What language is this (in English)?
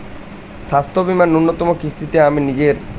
Bangla